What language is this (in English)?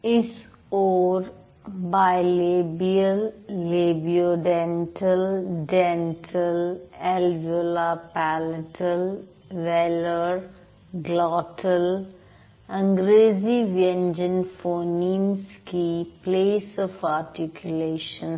Hindi